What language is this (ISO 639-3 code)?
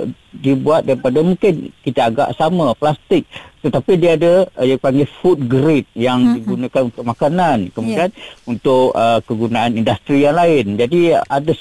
msa